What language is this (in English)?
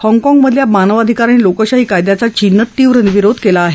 Marathi